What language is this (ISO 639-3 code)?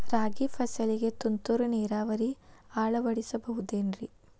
kan